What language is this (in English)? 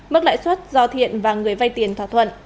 Vietnamese